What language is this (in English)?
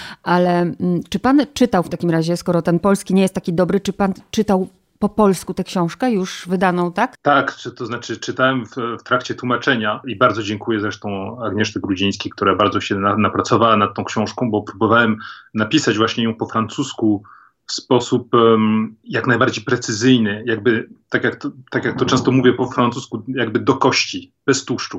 Polish